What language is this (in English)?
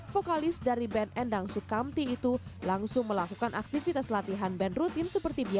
Indonesian